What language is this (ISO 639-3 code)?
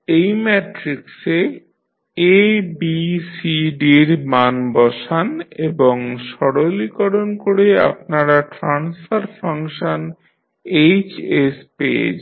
ben